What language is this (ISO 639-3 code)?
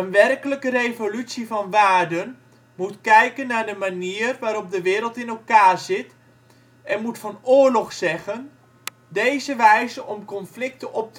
nld